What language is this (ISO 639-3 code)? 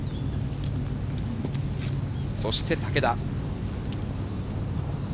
jpn